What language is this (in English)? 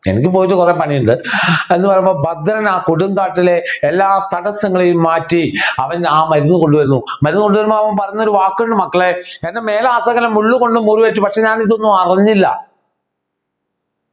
Malayalam